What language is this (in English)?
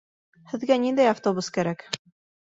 Bashkir